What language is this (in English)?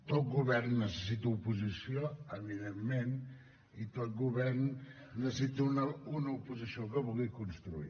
Catalan